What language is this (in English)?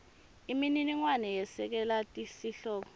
Swati